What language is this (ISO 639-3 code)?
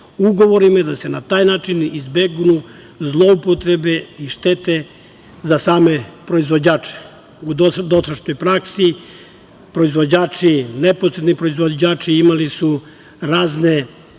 srp